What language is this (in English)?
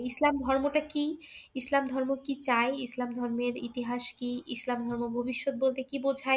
Bangla